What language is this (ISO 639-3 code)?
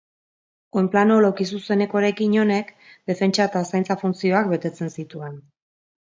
eus